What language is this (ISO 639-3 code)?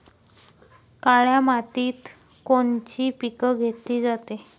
mar